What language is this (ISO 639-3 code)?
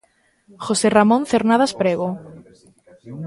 glg